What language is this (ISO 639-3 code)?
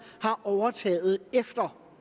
dan